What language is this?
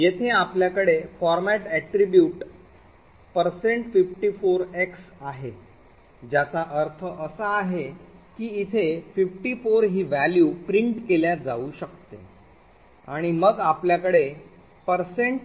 Marathi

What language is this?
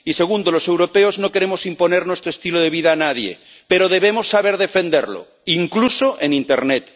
Spanish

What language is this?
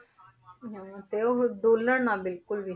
Punjabi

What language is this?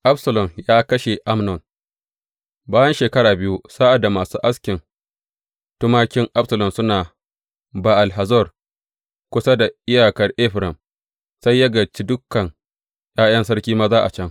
Hausa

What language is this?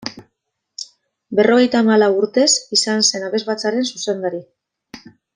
Basque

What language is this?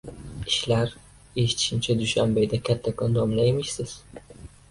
Uzbek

